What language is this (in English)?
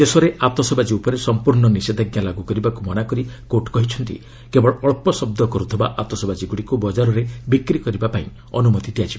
Odia